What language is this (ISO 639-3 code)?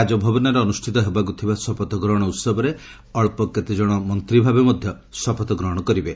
ori